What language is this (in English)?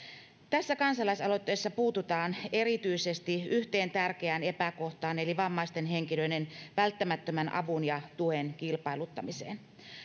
Finnish